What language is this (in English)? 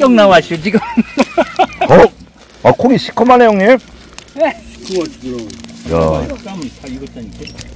Korean